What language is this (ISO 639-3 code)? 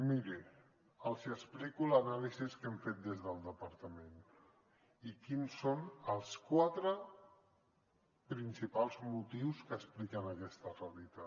cat